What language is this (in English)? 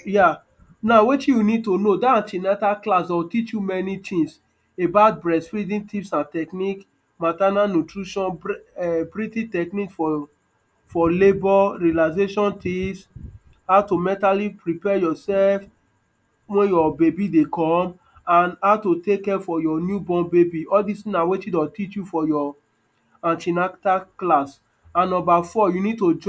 Nigerian Pidgin